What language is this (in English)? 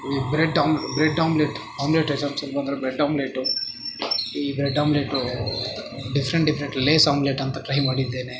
Kannada